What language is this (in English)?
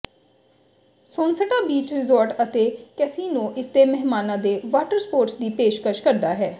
Punjabi